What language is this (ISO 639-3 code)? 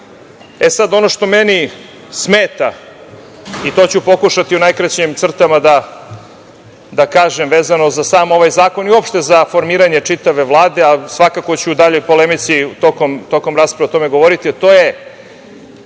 srp